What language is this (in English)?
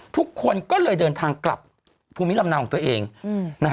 Thai